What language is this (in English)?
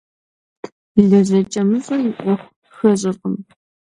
Kabardian